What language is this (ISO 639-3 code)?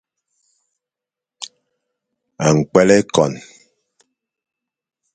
fan